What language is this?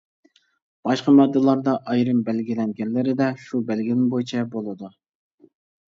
Uyghur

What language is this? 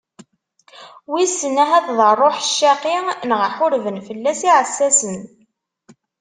Kabyle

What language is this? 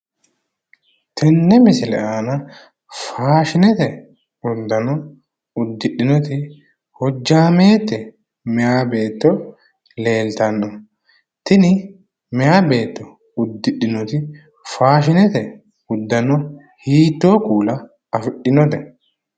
Sidamo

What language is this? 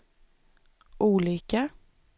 Swedish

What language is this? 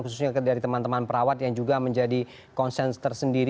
Indonesian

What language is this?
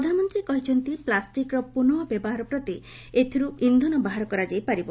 Odia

